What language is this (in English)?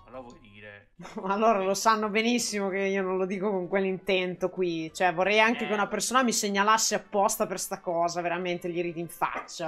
Italian